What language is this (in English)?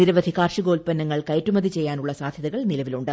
Malayalam